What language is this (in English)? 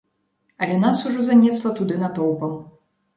Belarusian